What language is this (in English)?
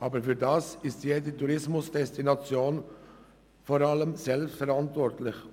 Swiss German